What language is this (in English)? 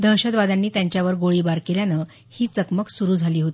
Marathi